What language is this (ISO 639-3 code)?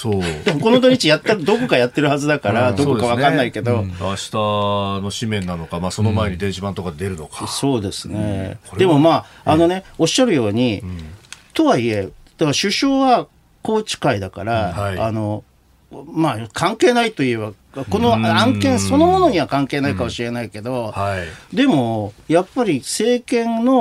jpn